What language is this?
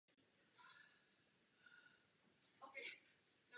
Czech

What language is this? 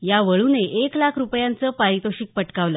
Marathi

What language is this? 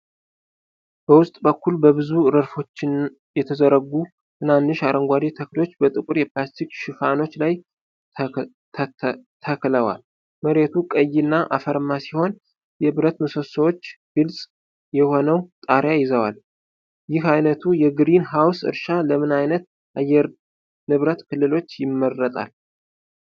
Amharic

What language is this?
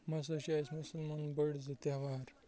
Kashmiri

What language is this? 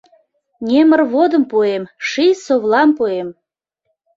Mari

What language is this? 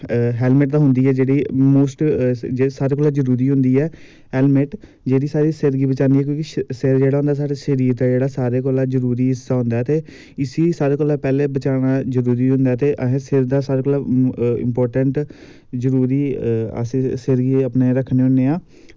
Dogri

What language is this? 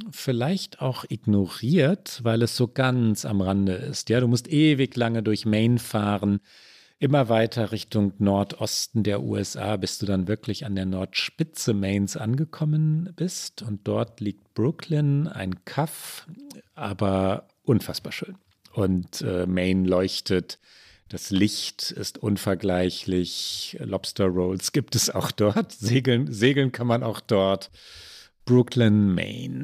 German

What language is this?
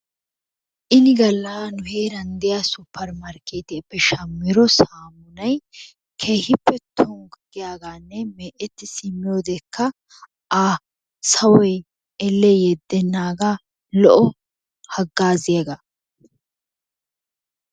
Wolaytta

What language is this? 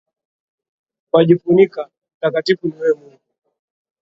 Swahili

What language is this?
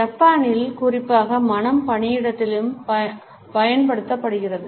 Tamil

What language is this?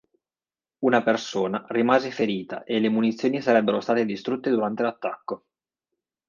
Italian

